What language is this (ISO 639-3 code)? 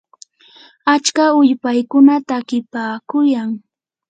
qur